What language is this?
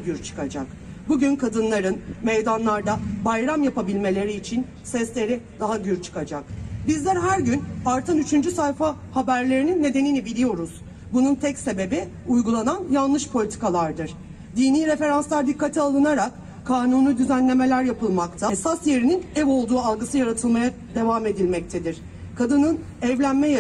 Turkish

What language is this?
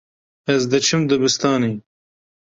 Kurdish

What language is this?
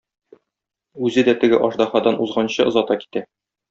Tatar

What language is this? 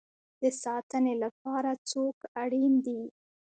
Pashto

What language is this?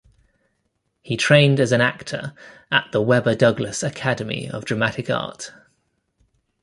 English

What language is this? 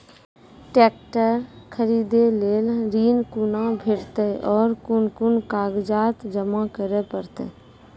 Maithili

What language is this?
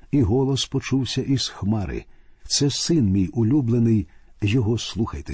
Ukrainian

